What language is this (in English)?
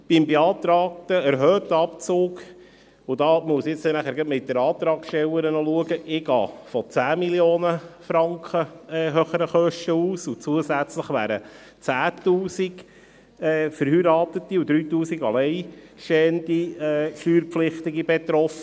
Swiss German